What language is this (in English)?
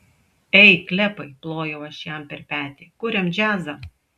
Lithuanian